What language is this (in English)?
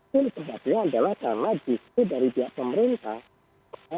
Indonesian